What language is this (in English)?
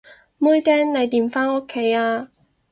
Cantonese